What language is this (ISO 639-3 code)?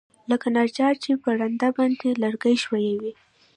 pus